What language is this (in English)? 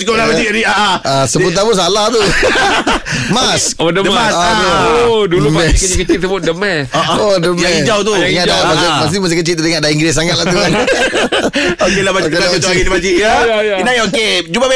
Malay